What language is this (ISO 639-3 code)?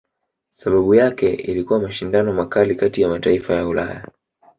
swa